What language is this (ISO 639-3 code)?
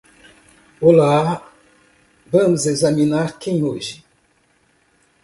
por